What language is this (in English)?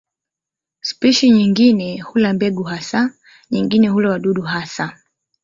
Swahili